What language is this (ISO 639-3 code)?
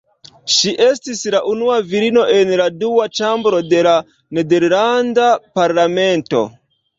epo